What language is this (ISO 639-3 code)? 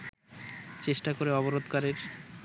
ben